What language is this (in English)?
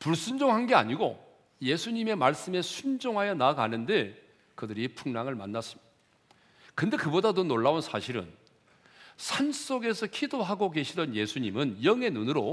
Korean